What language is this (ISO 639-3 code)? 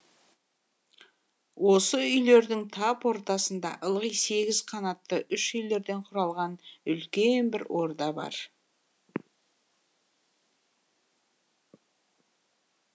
kaz